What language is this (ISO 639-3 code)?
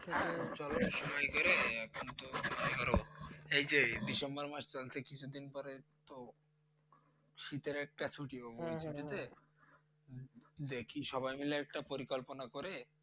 ben